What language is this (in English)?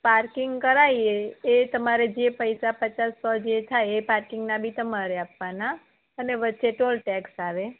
Gujarati